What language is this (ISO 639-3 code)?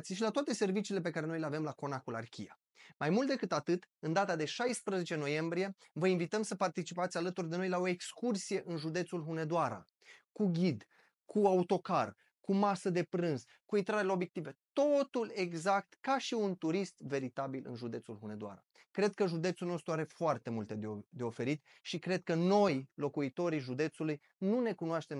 ron